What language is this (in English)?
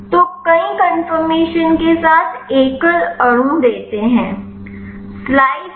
Hindi